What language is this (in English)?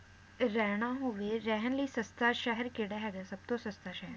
Punjabi